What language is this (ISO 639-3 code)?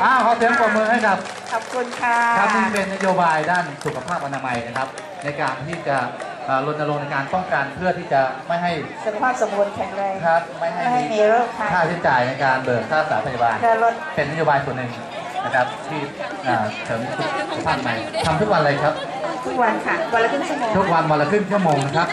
tha